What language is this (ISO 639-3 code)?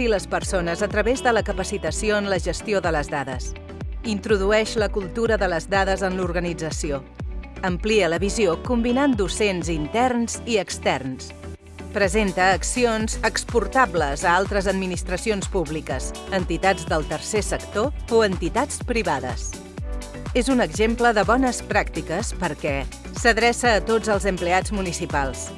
cat